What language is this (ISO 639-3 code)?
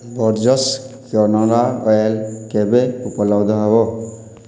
ori